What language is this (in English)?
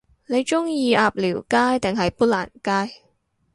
Cantonese